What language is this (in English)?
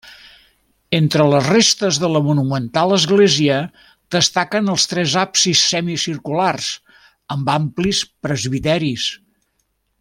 Catalan